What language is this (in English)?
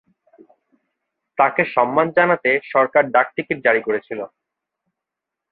Bangla